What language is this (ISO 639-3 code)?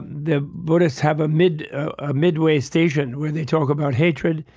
eng